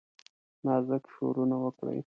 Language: Pashto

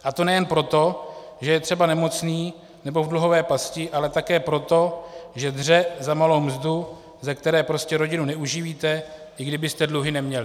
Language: Czech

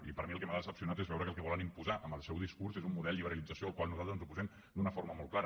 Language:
Catalan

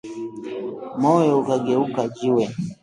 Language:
Swahili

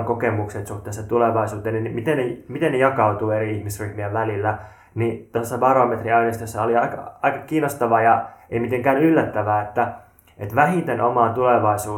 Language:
Finnish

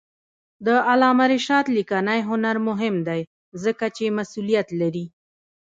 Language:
Pashto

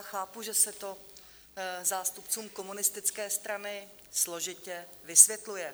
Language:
Czech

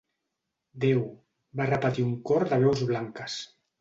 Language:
Catalan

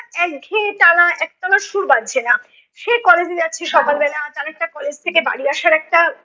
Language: Bangla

